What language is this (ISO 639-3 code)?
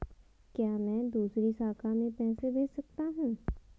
hin